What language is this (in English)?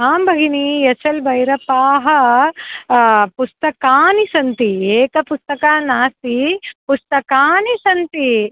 Sanskrit